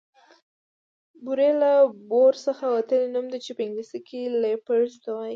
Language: Pashto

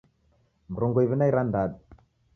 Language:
Taita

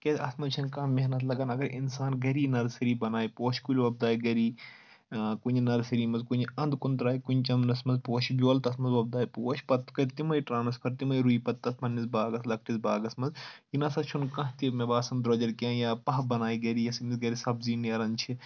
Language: Kashmiri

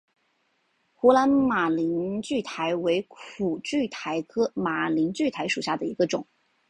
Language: Chinese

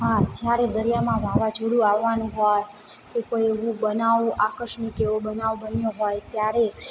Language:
Gujarati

